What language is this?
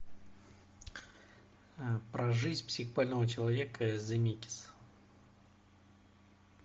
Russian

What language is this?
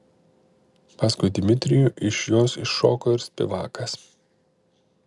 Lithuanian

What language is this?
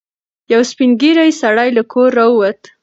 Pashto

